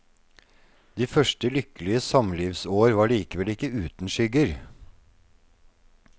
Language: Norwegian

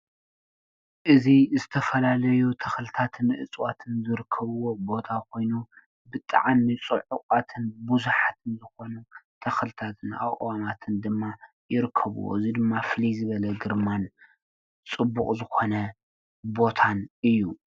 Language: Tigrinya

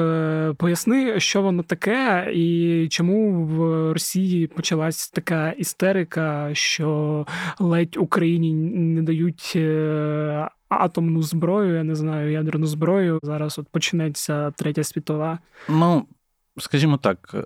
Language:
Ukrainian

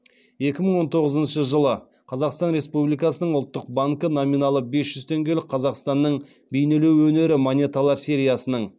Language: Kazakh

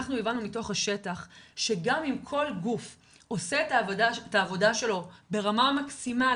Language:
Hebrew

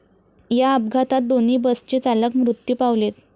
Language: Marathi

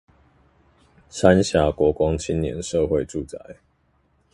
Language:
Chinese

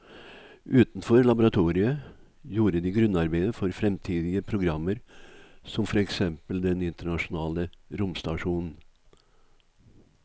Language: Norwegian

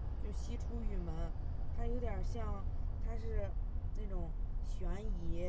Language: Chinese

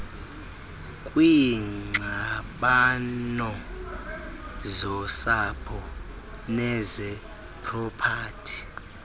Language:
Xhosa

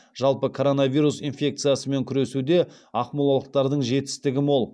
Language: Kazakh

